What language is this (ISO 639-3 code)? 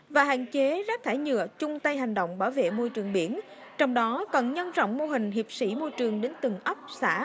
vie